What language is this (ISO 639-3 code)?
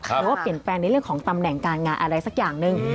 tha